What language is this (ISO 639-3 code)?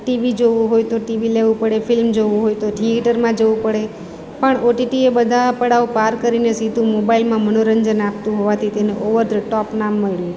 guj